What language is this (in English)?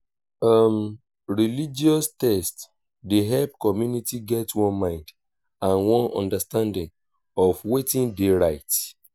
Nigerian Pidgin